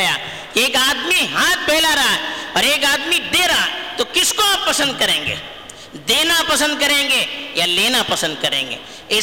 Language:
Urdu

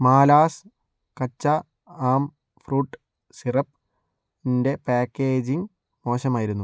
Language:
Malayalam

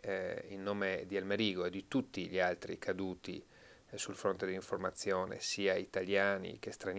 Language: Italian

